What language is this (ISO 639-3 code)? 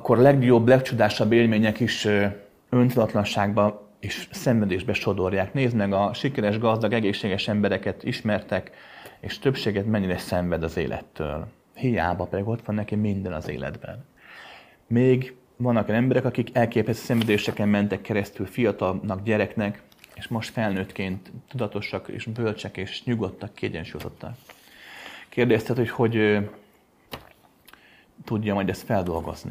hun